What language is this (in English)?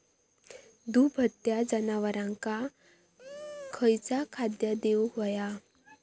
Marathi